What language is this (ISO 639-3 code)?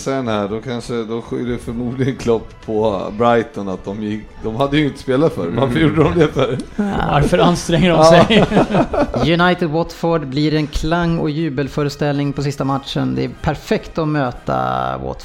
swe